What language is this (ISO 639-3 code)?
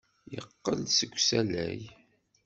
kab